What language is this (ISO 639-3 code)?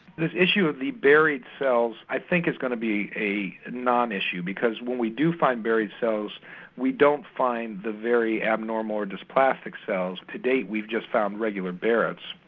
eng